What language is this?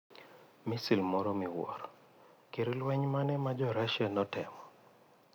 Luo (Kenya and Tanzania)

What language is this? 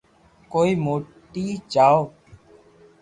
Loarki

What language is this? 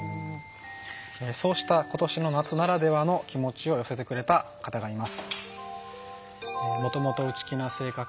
Japanese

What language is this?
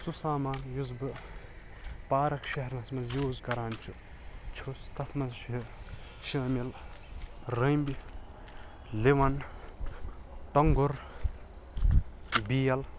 Kashmiri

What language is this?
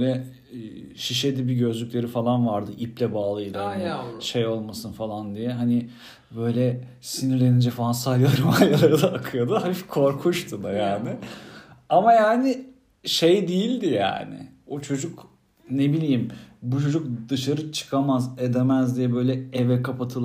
Turkish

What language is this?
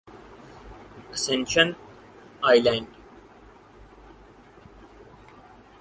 Urdu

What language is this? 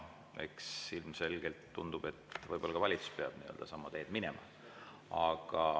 Estonian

